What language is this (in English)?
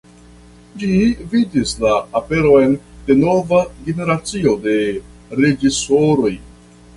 Esperanto